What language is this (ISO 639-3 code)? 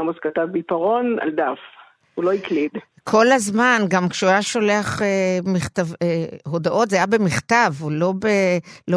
heb